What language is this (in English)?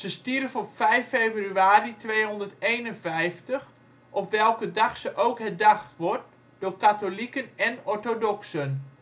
Dutch